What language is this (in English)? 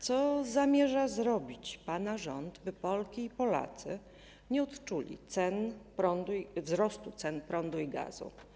Polish